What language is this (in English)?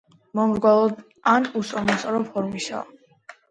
Georgian